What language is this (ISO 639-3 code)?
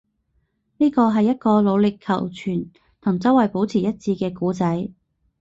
yue